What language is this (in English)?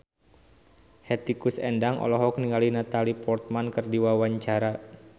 Sundanese